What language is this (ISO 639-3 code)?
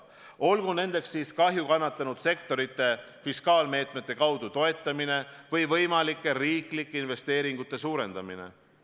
est